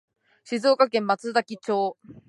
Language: Japanese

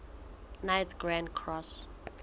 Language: Southern Sotho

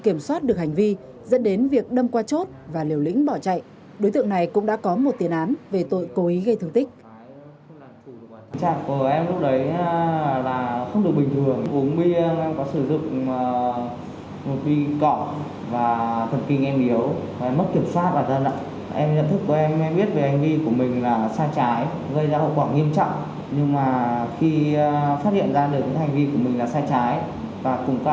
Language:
Vietnamese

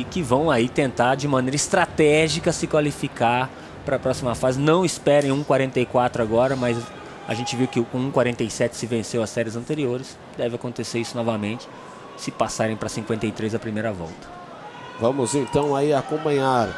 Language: Portuguese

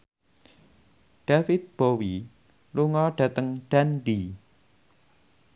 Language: Javanese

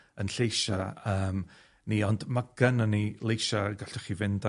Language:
Welsh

